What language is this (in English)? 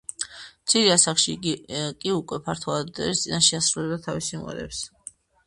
Georgian